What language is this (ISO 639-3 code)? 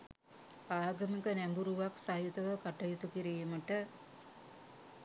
sin